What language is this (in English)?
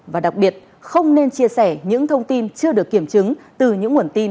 Vietnamese